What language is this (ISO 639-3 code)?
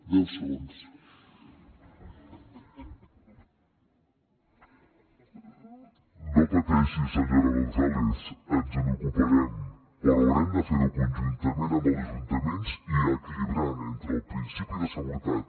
cat